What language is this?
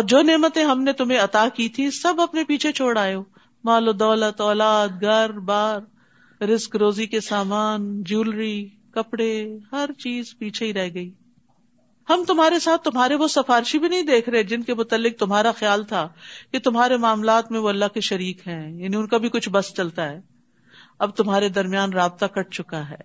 Urdu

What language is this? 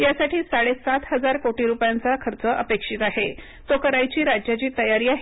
Marathi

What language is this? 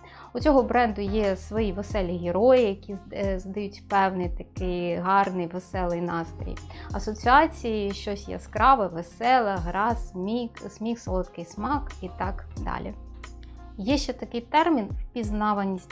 Ukrainian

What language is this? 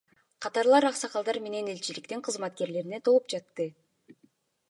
Kyrgyz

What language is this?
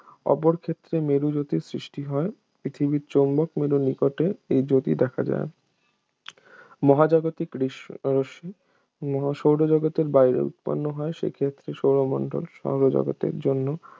Bangla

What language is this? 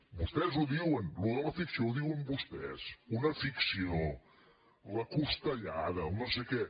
Catalan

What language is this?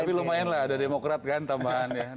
Indonesian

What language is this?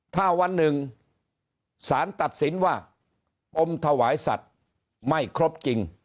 Thai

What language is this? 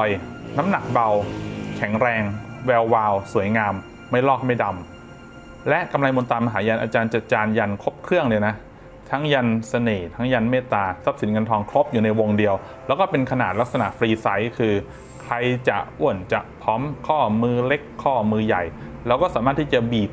Thai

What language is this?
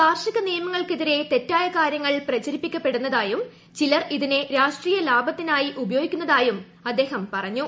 Malayalam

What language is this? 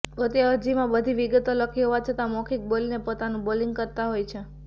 Gujarati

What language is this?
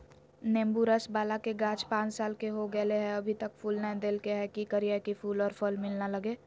Magahi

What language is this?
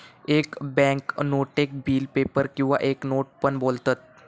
Marathi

